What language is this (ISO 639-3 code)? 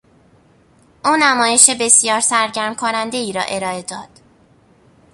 fas